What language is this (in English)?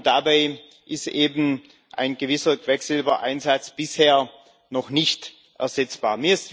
German